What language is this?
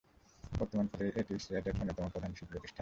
Bangla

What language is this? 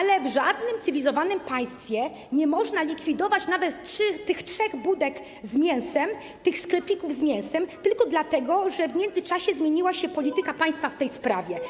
Polish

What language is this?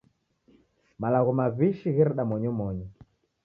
Taita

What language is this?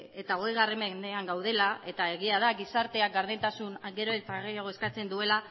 Basque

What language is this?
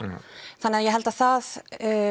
Icelandic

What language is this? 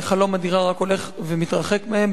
Hebrew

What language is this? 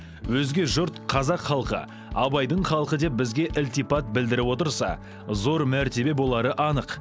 Kazakh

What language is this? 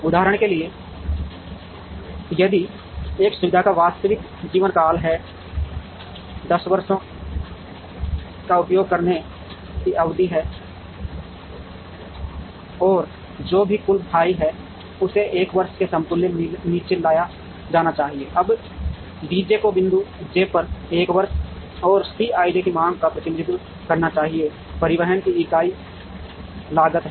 Hindi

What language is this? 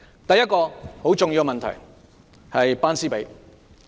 Cantonese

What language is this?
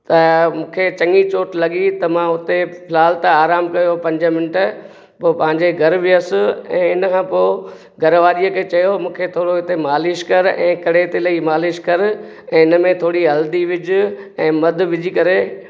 Sindhi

